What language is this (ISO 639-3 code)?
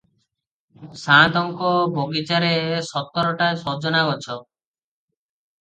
ori